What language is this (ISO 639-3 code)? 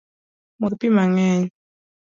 luo